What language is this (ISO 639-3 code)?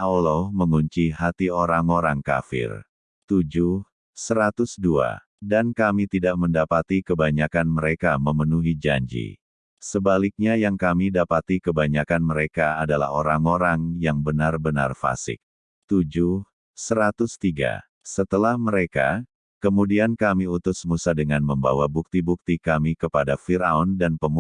ind